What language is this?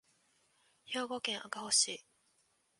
Japanese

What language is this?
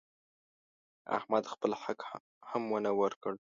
Pashto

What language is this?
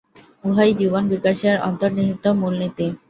Bangla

